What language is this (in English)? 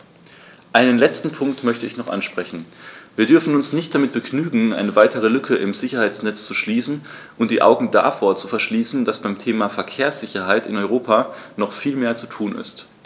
German